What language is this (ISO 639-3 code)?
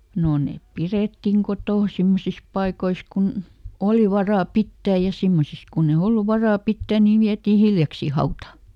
fin